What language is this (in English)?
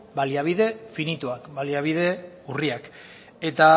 Basque